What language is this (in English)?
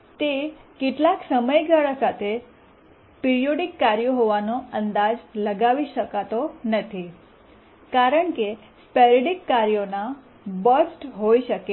Gujarati